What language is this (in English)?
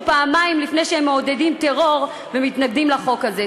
Hebrew